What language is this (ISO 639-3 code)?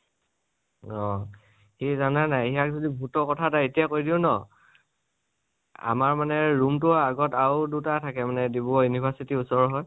asm